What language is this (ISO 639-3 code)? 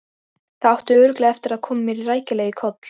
isl